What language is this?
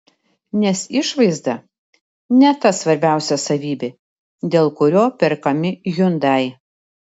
Lithuanian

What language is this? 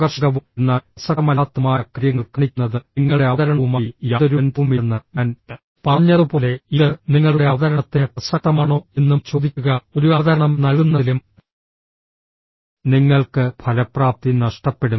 Malayalam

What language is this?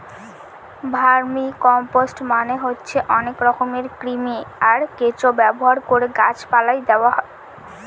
Bangla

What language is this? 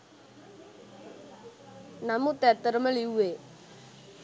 Sinhala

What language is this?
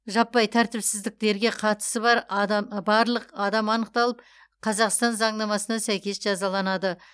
Kazakh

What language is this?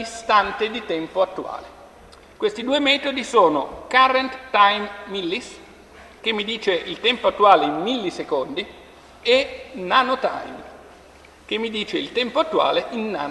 Italian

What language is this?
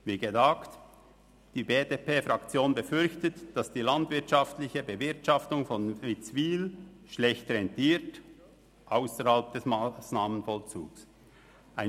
Swiss German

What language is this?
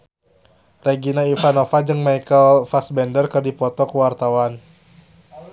Sundanese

